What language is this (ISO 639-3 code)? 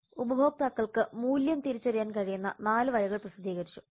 mal